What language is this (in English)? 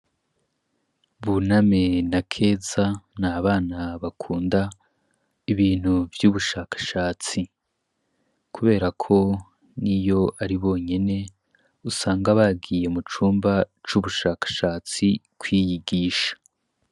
Rundi